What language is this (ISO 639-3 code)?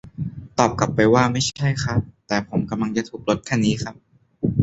tha